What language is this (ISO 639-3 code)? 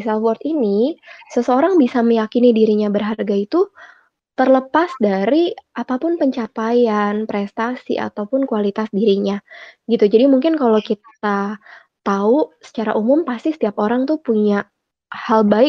ind